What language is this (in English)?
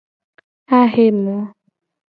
Gen